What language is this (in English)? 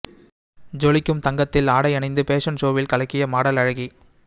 Tamil